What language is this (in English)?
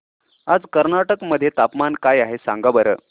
Marathi